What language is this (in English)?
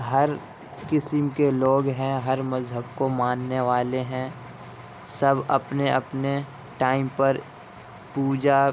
Urdu